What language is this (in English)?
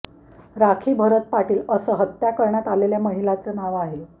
Marathi